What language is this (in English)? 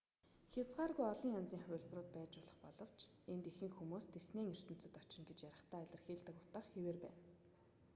Mongolian